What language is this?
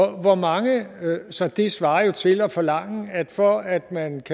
Danish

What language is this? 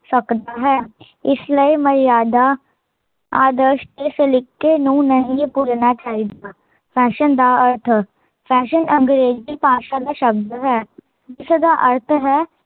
Punjabi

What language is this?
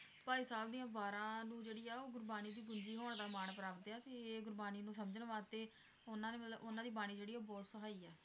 Punjabi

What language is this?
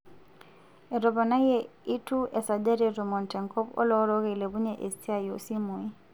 Masai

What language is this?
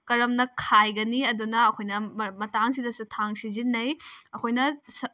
Manipuri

